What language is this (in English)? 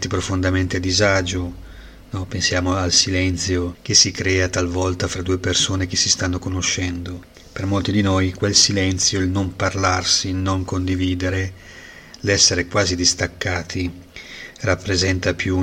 Italian